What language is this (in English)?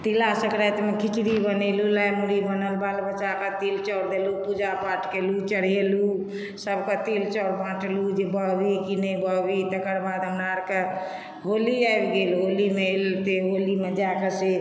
Maithili